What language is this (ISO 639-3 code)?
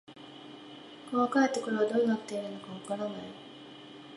jpn